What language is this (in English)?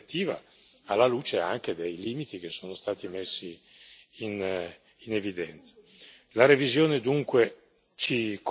Italian